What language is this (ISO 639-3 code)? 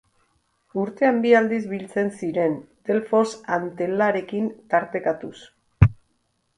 eus